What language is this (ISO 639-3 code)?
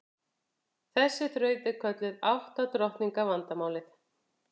isl